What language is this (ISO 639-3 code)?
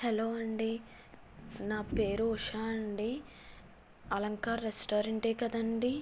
tel